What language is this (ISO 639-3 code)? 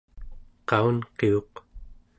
esu